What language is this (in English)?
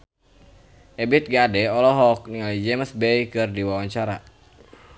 Sundanese